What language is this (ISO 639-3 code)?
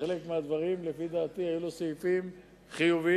heb